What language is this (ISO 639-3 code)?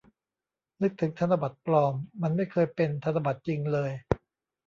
tha